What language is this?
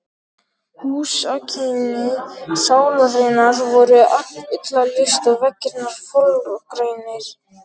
Icelandic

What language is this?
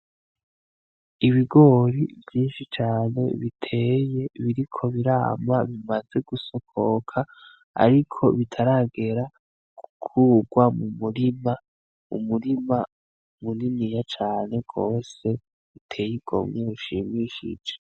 Rundi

